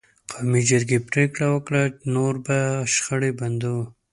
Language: Pashto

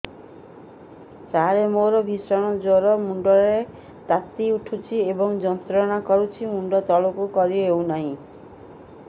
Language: Odia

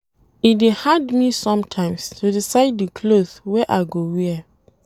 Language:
Nigerian Pidgin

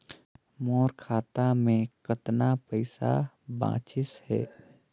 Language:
Chhattisgarhi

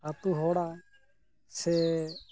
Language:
Santali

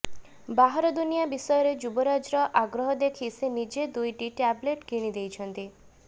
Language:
Odia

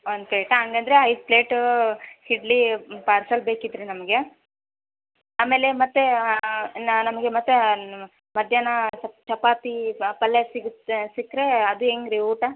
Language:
Kannada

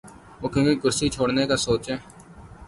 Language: Urdu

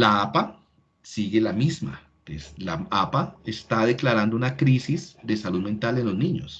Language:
Spanish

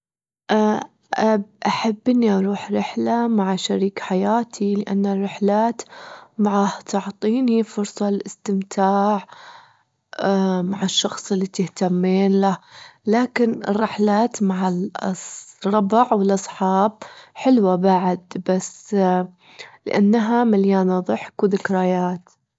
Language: Gulf Arabic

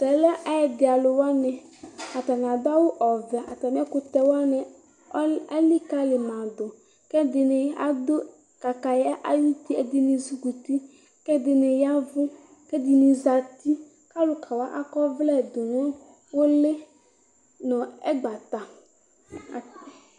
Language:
Ikposo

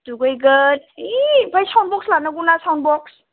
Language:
Bodo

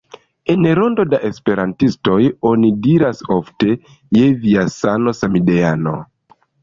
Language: Esperanto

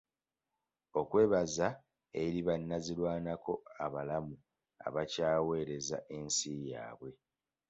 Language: Ganda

